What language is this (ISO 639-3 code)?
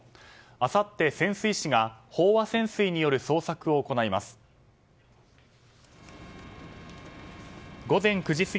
jpn